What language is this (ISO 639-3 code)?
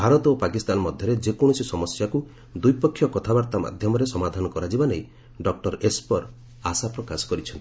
ori